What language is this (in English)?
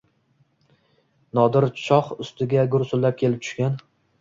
Uzbek